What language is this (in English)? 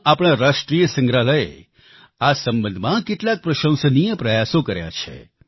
Gujarati